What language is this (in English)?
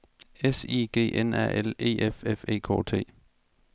Danish